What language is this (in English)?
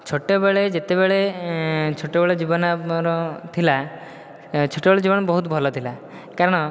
Odia